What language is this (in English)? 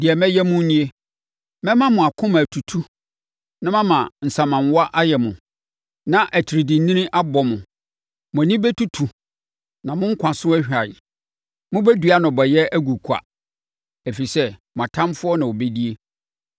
Akan